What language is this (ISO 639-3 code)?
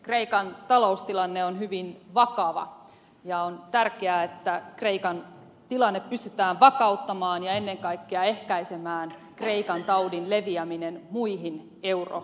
fin